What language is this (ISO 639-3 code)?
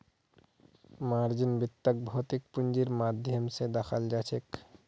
mag